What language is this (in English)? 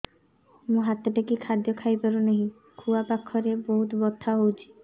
Odia